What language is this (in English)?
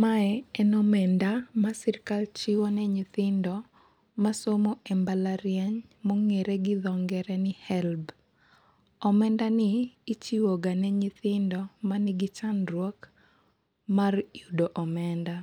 Luo (Kenya and Tanzania)